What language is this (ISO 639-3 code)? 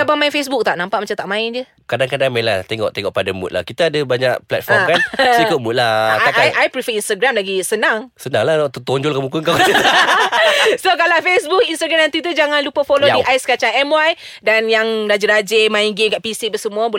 msa